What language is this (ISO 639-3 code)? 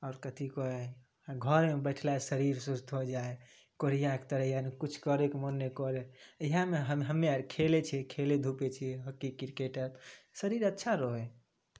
mai